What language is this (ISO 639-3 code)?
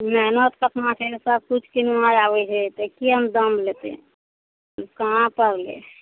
mai